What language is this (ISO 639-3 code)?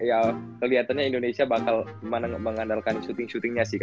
ind